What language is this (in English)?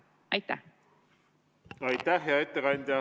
Estonian